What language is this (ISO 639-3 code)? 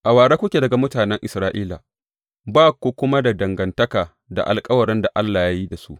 hau